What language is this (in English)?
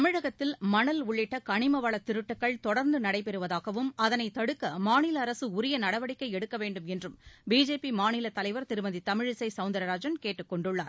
Tamil